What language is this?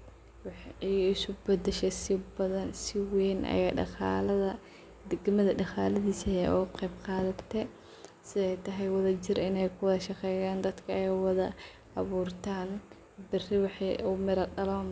Somali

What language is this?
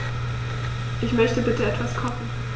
German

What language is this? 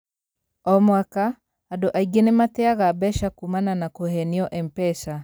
Kikuyu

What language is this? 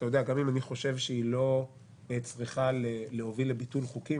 Hebrew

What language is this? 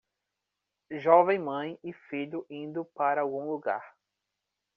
Portuguese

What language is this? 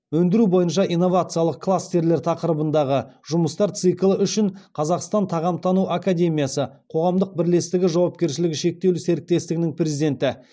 Kazakh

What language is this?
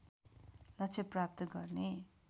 Nepali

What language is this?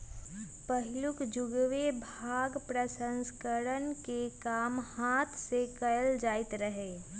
Magahi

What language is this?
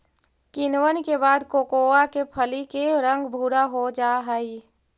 Magahi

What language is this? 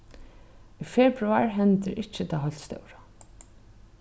Faroese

